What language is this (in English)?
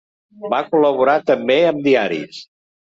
Catalan